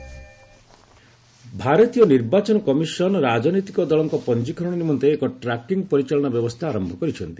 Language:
Odia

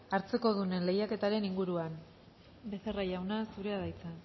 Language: Basque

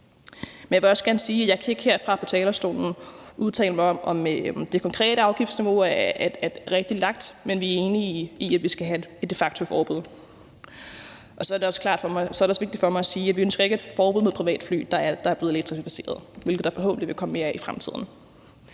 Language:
Danish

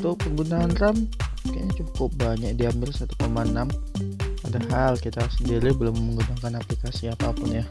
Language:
Indonesian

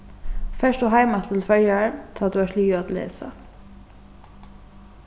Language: Faroese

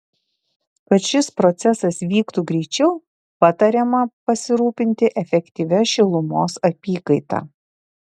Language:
Lithuanian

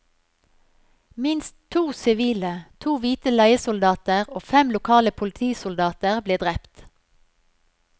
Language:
Norwegian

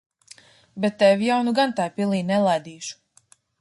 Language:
Latvian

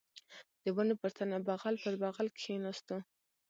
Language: Pashto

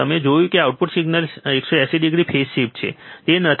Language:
Gujarati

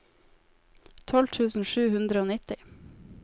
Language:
Norwegian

